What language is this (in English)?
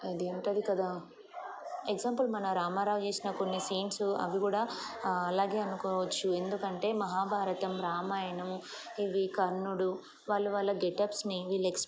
Telugu